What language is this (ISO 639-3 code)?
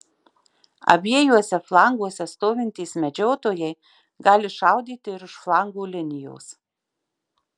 lit